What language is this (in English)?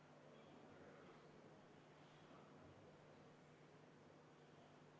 Estonian